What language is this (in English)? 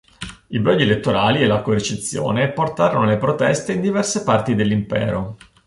Italian